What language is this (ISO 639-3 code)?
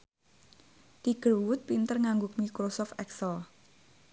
jav